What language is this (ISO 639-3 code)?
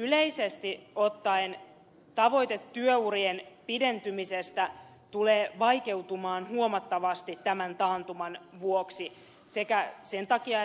fin